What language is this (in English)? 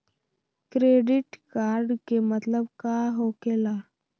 Magahi